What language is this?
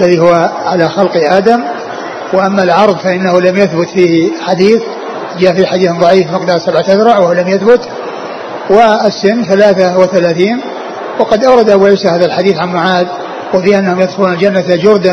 Arabic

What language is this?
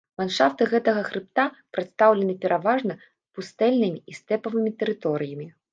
Belarusian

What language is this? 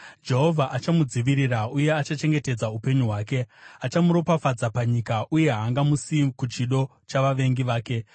Shona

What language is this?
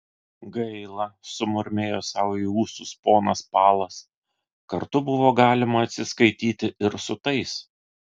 Lithuanian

